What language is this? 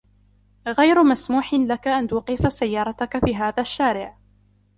Arabic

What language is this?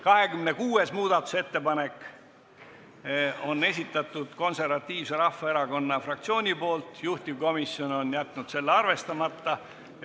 Estonian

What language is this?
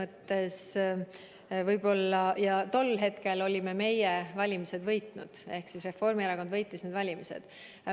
Estonian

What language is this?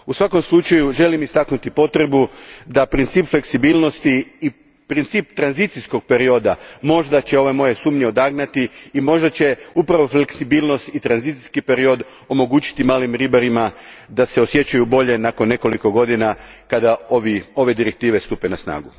Croatian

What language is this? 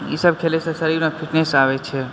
Maithili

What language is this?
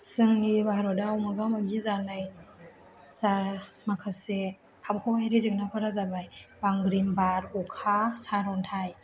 Bodo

